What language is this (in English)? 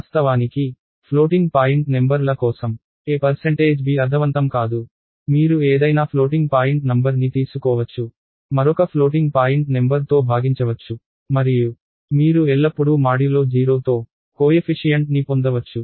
Telugu